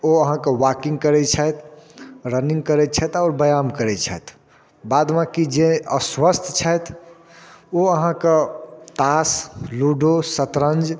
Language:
Maithili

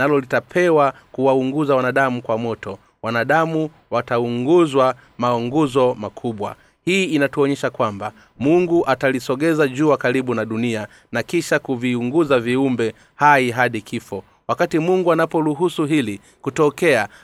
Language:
Swahili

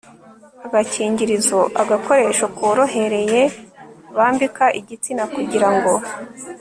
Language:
Kinyarwanda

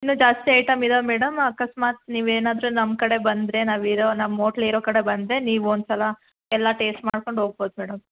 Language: Kannada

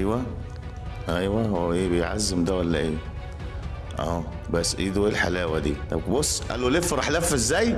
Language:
Arabic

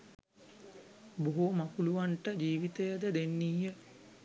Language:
Sinhala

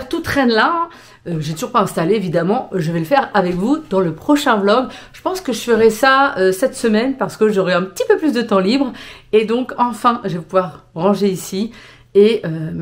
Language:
French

